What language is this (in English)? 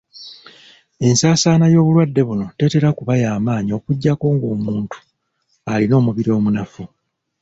Ganda